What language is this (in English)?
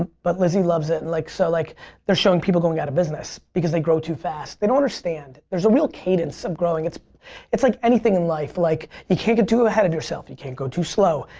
English